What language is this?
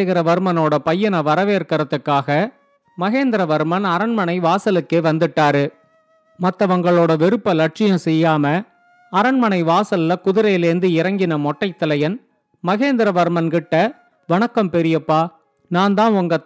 Tamil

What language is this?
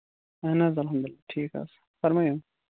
Kashmiri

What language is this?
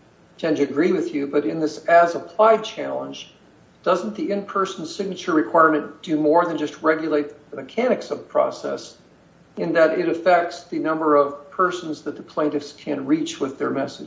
English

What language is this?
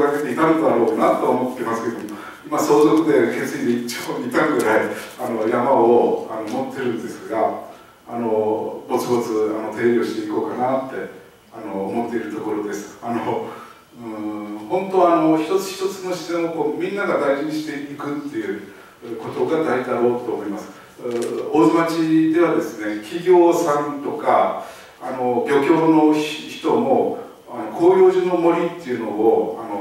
Japanese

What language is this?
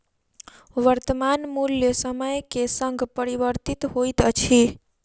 Maithili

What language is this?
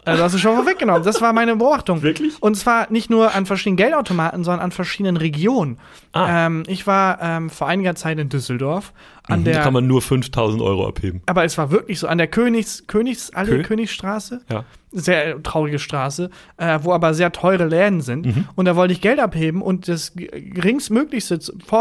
German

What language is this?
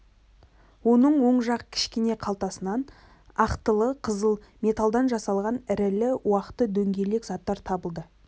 Kazakh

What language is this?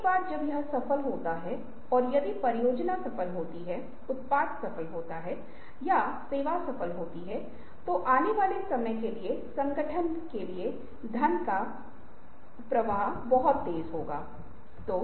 Hindi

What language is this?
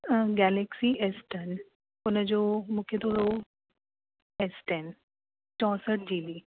Sindhi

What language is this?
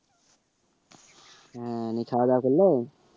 Bangla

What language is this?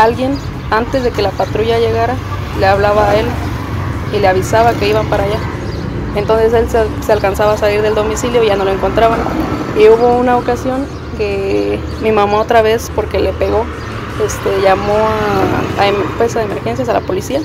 Spanish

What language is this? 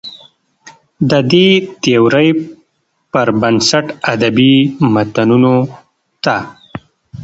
Pashto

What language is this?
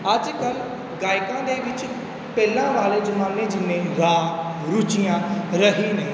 Punjabi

